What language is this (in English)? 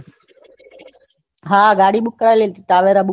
Gujarati